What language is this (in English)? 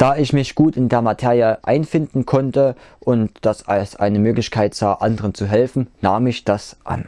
German